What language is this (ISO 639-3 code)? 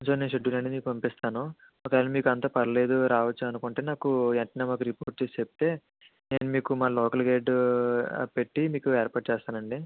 tel